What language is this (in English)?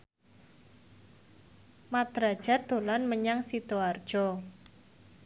Javanese